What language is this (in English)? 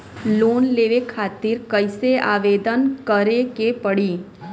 Bhojpuri